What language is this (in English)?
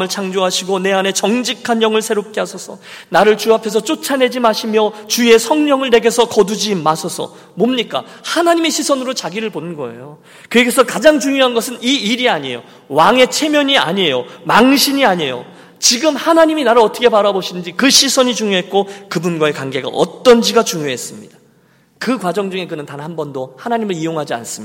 Korean